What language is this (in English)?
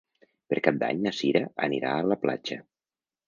Catalan